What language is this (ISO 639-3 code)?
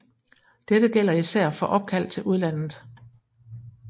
dan